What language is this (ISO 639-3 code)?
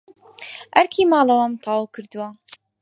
ckb